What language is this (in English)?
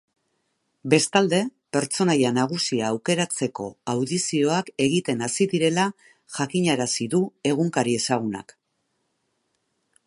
Basque